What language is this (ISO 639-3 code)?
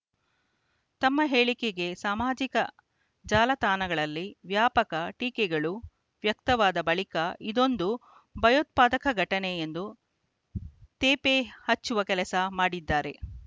kan